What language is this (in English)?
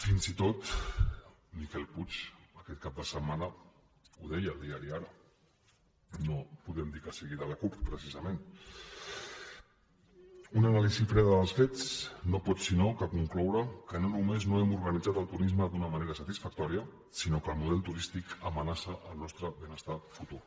Catalan